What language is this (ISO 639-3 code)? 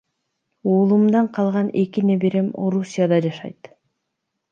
kir